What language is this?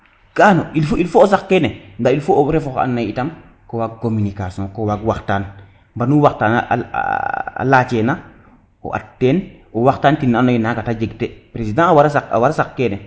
Serer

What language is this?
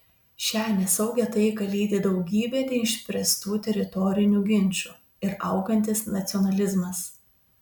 Lithuanian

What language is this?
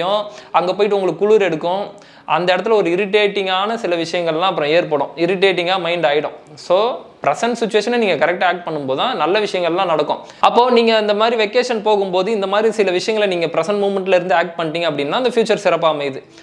Indonesian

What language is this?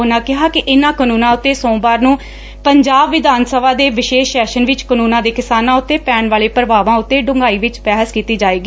Punjabi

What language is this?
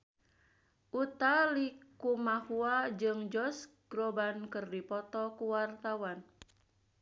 Sundanese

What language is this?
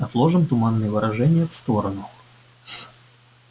Russian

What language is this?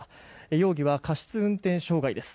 Japanese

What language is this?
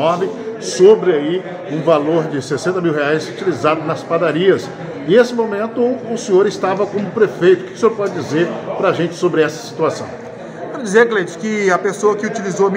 Portuguese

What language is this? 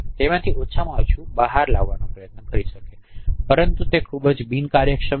Gujarati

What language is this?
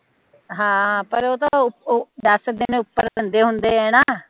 Punjabi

